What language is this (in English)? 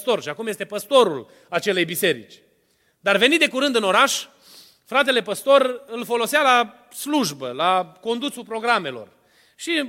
Romanian